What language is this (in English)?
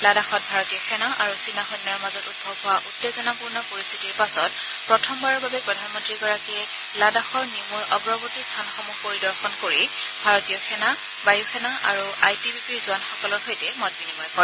Assamese